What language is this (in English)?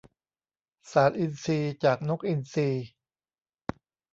Thai